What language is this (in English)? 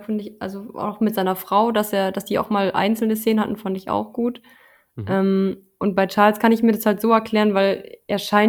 German